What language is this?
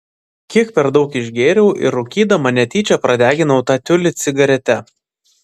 Lithuanian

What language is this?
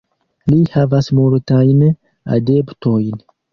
Esperanto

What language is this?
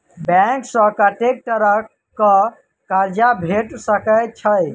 Maithili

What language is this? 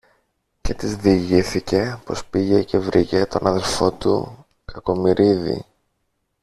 Greek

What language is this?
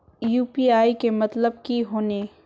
Magahi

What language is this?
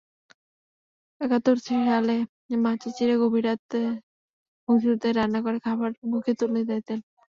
Bangla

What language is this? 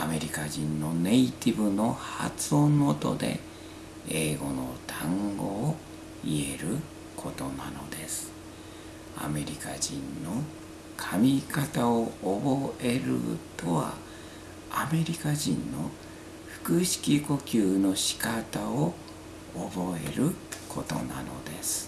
Japanese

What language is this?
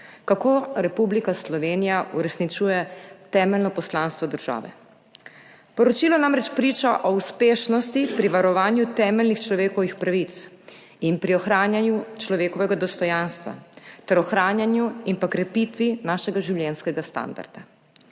Slovenian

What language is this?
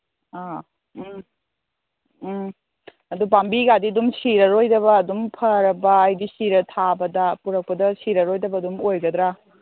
Manipuri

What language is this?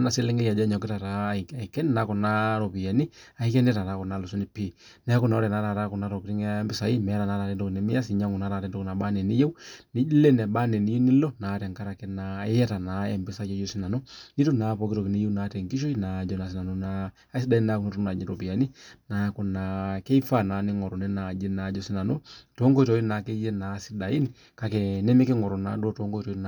Masai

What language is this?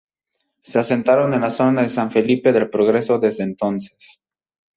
Spanish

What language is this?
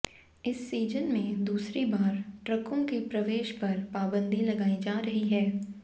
Hindi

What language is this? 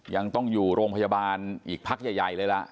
Thai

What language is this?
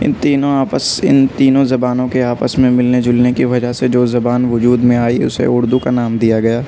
Urdu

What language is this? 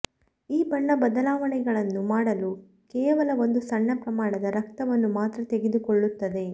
Kannada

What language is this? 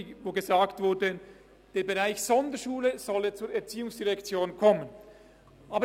Swiss German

